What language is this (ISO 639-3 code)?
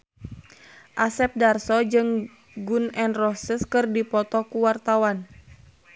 sun